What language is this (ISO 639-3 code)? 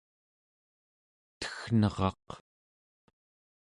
esu